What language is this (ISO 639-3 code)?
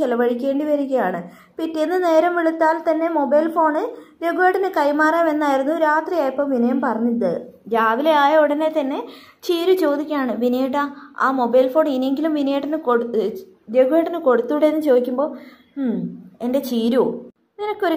mal